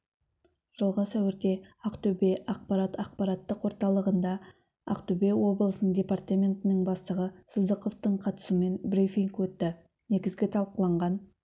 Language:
Kazakh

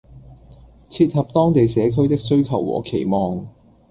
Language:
Cantonese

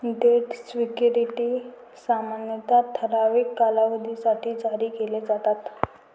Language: Marathi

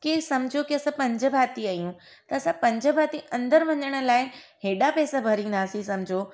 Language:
Sindhi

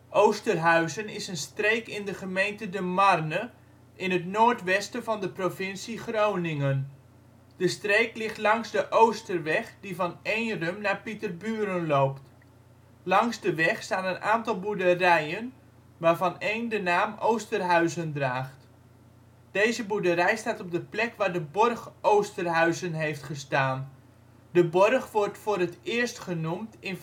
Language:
Dutch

